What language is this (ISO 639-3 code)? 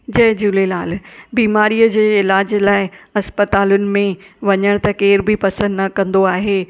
snd